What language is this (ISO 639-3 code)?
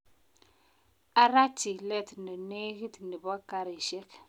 kln